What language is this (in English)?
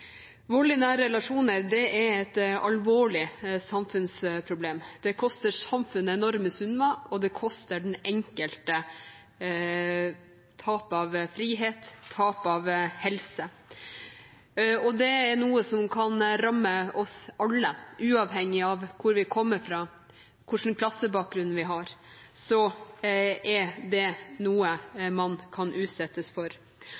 Norwegian Bokmål